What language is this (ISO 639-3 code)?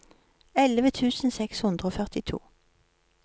nor